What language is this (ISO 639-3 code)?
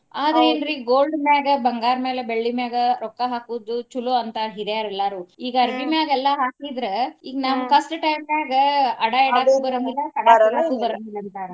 kan